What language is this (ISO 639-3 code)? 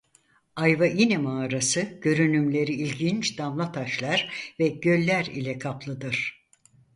tur